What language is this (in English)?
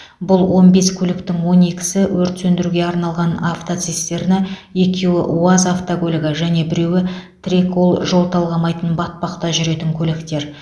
Kazakh